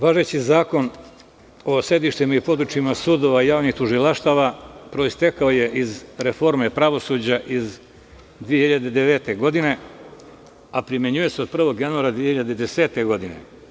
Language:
Serbian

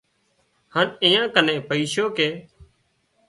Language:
Wadiyara Koli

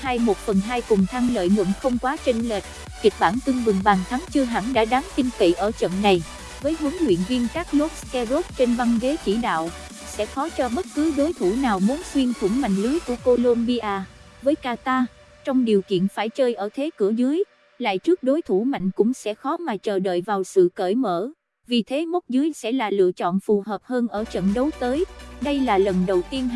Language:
Vietnamese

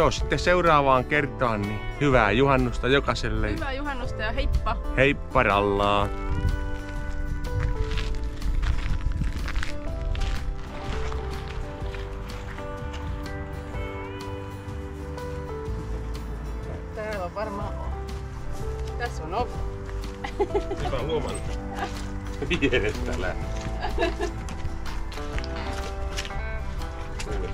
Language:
Finnish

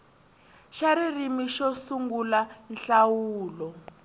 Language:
Tsonga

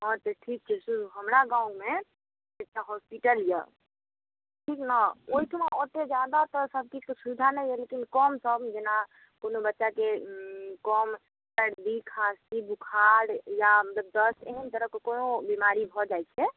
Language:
Maithili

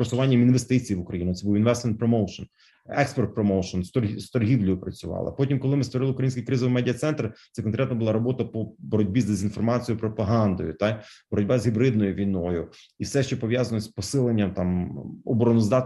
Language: Ukrainian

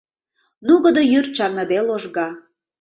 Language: Mari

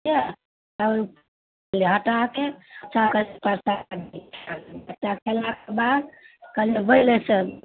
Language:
Maithili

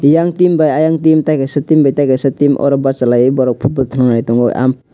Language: Kok Borok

